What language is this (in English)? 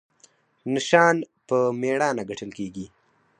Pashto